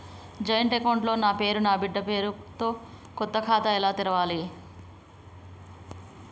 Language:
Telugu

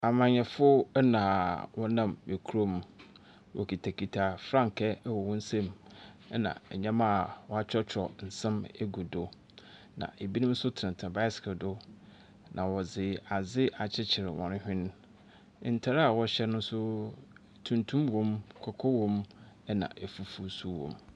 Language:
Akan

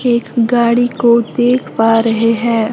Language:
Hindi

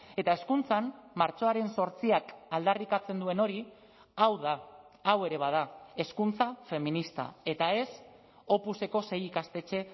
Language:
Basque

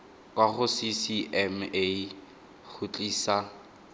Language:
Tswana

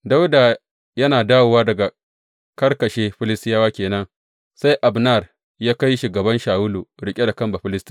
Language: Hausa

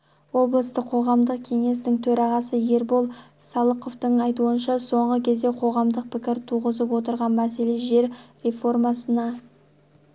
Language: Kazakh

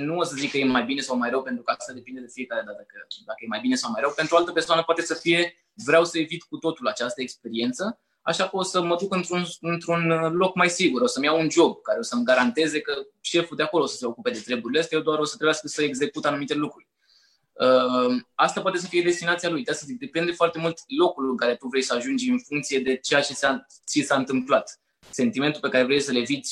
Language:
Romanian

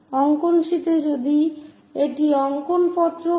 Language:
Bangla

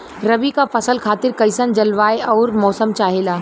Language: Bhojpuri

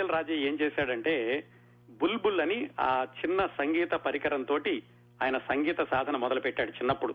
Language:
Telugu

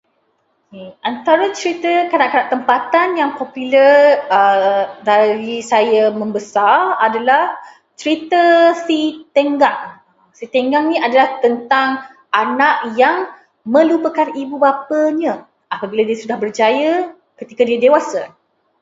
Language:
Malay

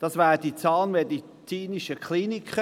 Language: Swiss German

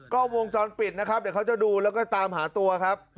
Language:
Thai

